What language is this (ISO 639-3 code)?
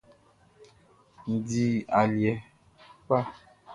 bci